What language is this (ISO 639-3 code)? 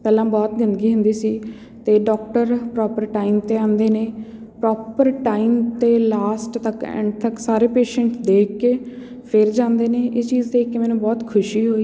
pan